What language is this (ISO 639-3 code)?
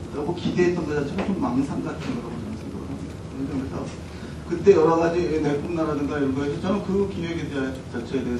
kor